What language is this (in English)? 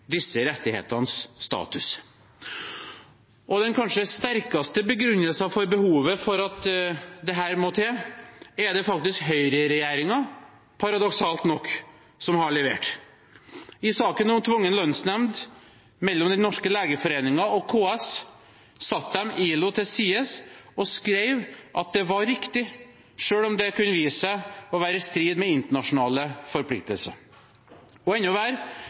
Norwegian Bokmål